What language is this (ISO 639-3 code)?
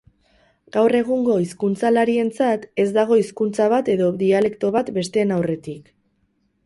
eus